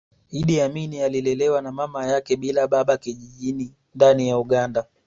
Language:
Swahili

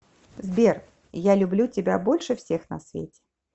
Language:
Russian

